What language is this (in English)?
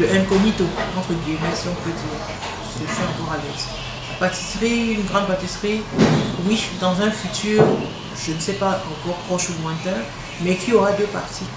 French